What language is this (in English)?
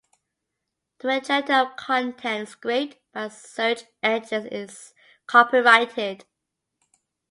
English